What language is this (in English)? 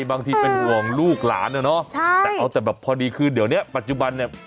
Thai